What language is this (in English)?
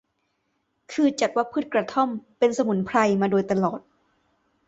Thai